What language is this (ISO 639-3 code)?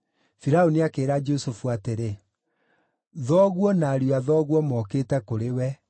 kik